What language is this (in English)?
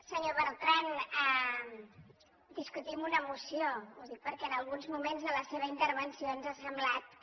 Catalan